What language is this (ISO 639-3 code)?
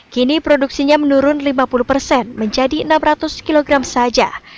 ind